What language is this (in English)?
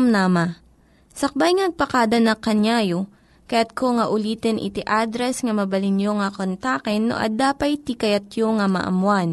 Filipino